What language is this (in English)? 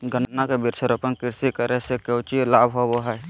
Magahi